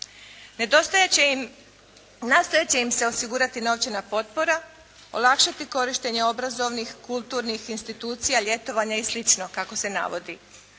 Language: Croatian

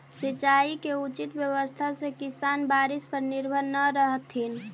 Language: Magahi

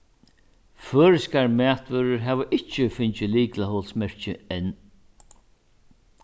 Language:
Faroese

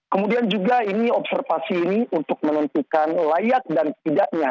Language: Indonesian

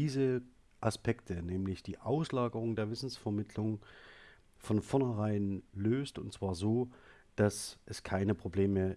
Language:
German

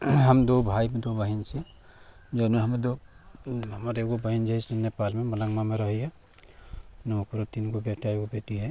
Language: Maithili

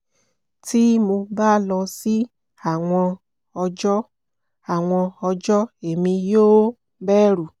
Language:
Yoruba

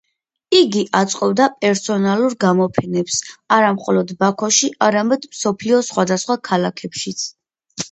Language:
Georgian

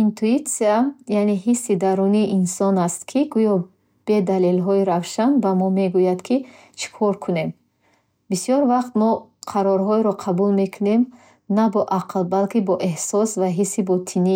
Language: Bukharic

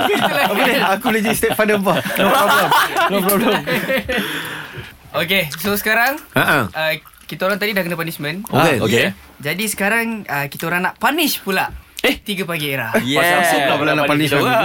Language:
Malay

